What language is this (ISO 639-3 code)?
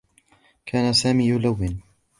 ara